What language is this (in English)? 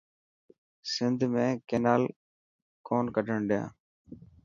Dhatki